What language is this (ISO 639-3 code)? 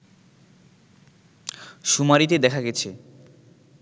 ben